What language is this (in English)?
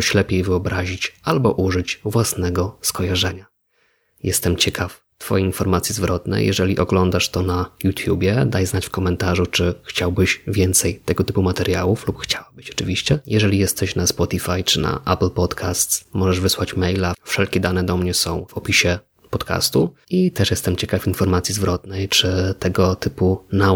Polish